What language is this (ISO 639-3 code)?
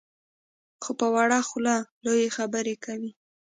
pus